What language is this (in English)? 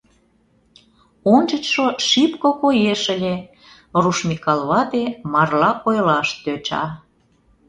Mari